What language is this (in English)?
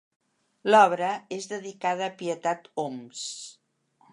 Catalan